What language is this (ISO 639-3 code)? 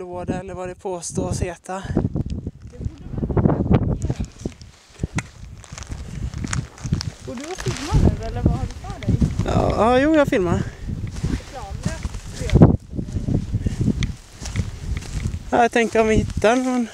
swe